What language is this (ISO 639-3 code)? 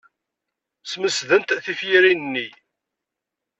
kab